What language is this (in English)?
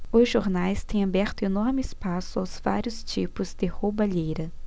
Portuguese